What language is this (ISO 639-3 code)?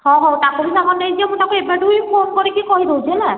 ori